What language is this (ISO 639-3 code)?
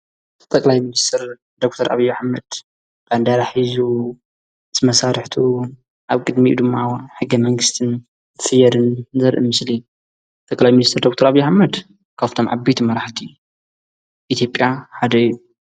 tir